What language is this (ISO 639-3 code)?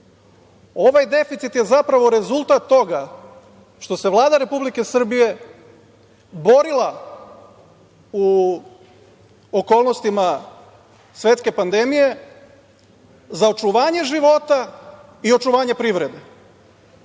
srp